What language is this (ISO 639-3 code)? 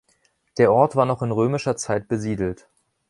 deu